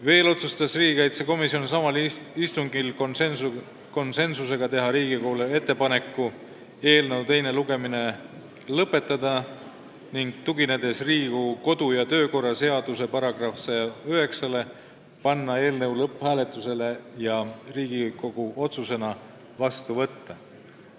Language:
Estonian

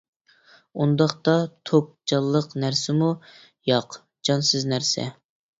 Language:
Uyghur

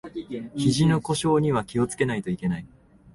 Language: Japanese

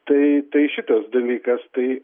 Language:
Lithuanian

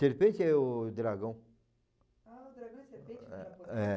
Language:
Portuguese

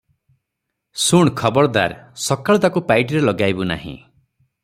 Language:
Odia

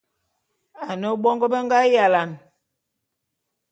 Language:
Bulu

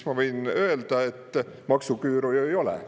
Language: Estonian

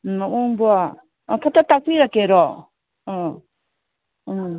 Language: Manipuri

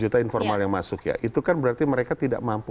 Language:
Indonesian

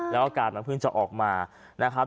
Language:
Thai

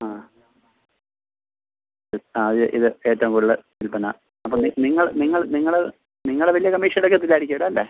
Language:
Malayalam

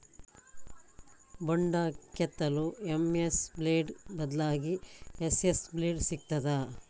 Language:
Kannada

